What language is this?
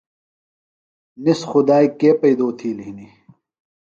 Phalura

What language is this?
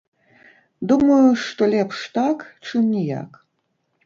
Belarusian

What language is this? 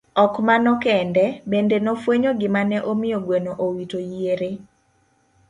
Luo (Kenya and Tanzania)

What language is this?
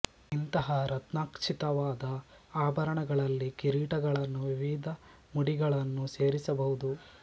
Kannada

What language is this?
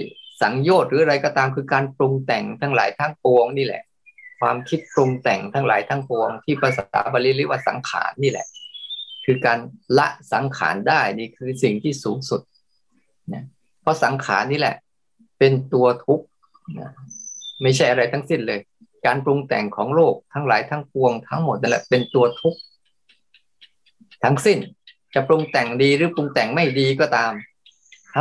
Thai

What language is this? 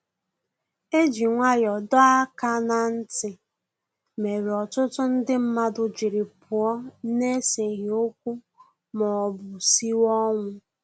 Igbo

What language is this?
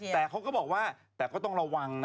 Thai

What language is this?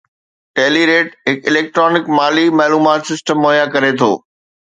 Sindhi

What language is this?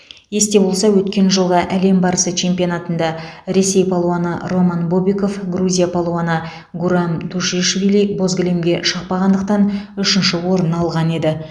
Kazakh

